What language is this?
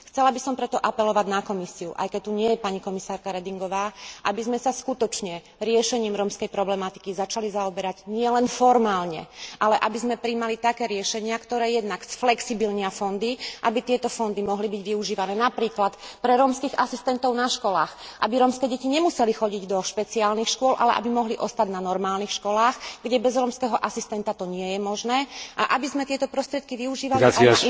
Slovak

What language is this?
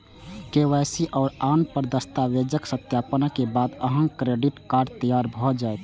Maithili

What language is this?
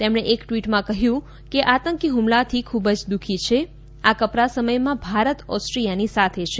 Gujarati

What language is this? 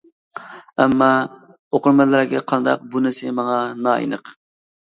Uyghur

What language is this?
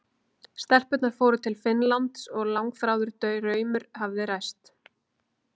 Icelandic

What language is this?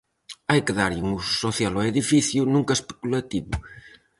Galician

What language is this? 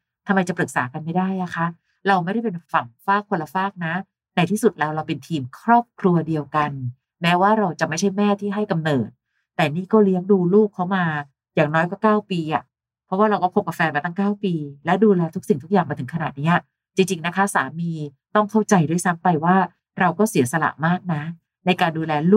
Thai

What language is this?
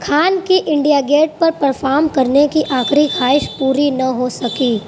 Urdu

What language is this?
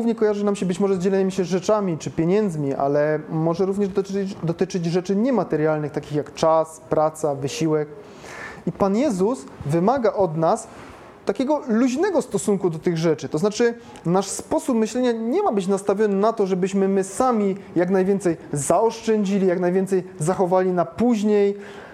Polish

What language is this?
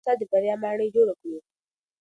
Pashto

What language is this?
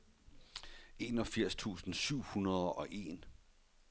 Danish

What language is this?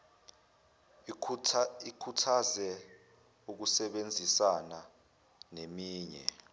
Zulu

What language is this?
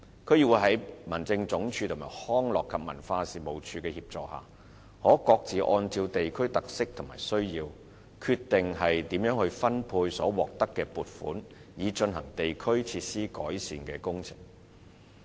Cantonese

